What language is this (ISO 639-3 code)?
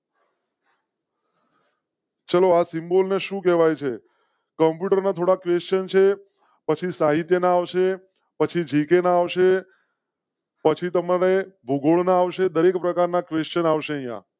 guj